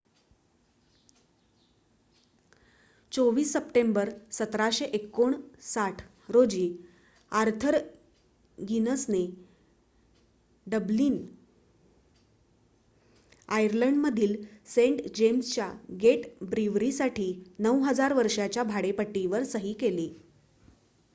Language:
Marathi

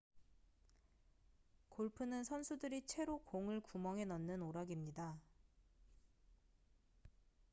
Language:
Korean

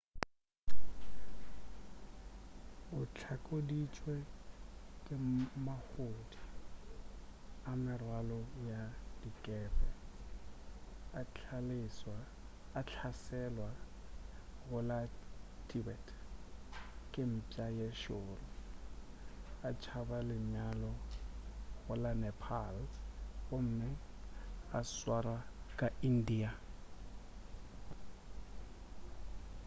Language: Northern Sotho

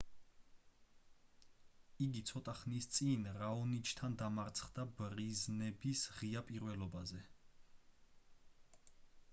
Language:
Georgian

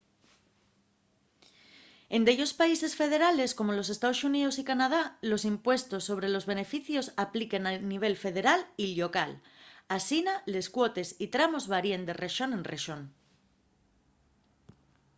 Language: Asturian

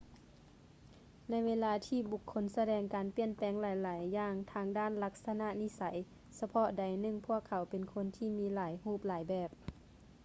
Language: Lao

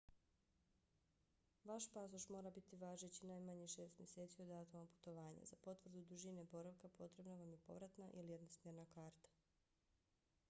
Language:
Bosnian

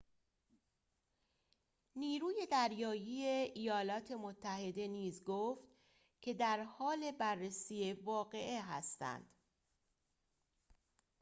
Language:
Persian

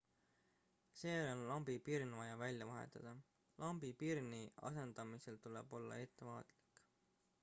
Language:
Estonian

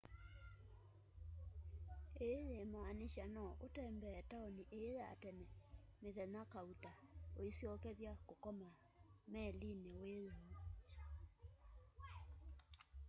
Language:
Kamba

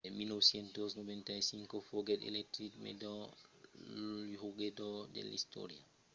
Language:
Occitan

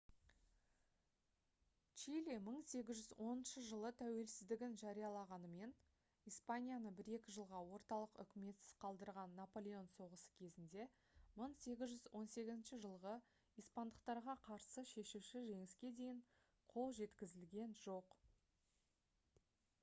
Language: Kazakh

